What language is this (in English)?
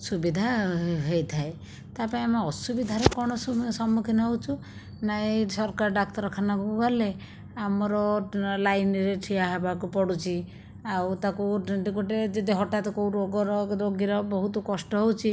Odia